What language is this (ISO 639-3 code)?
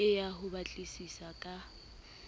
sot